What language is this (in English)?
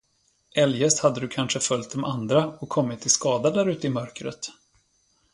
Swedish